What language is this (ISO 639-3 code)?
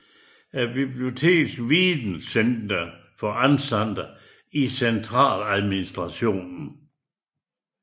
dan